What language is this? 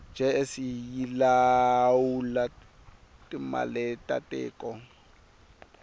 Tsonga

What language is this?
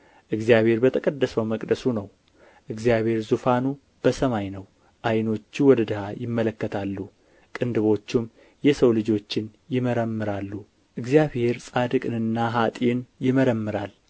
Amharic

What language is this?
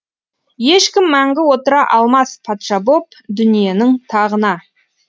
Kazakh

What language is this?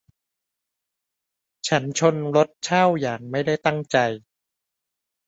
Thai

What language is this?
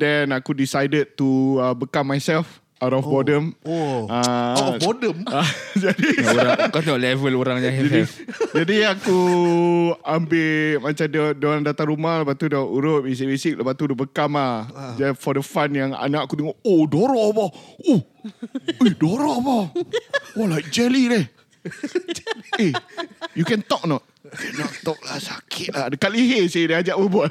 Malay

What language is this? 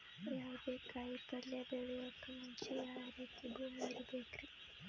Kannada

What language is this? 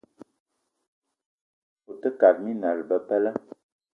Eton (Cameroon)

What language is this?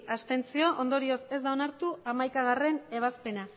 Basque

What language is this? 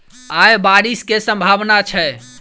Maithili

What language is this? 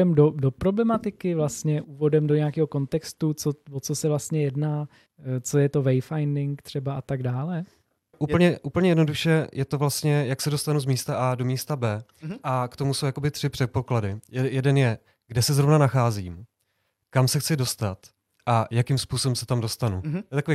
Czech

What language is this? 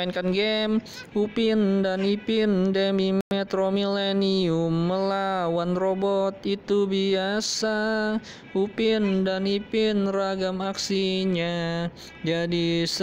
Indonesian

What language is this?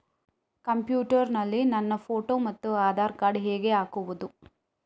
Kannada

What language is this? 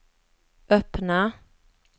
Swedish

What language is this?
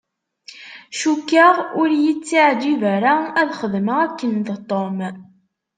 Kabyle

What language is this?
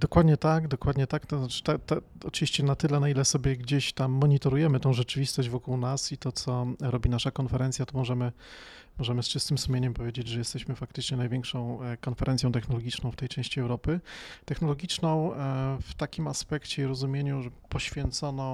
Polish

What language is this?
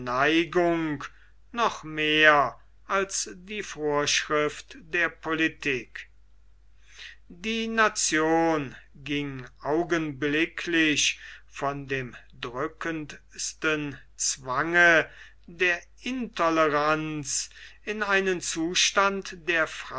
German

